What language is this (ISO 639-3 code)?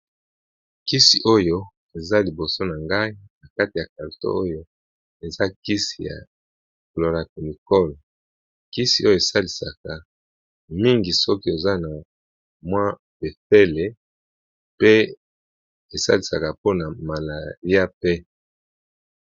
lin